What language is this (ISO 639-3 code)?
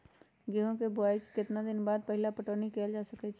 mag